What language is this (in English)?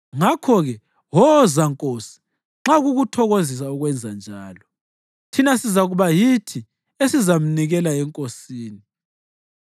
North Ndebele